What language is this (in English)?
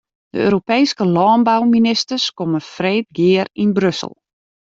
Western Frisian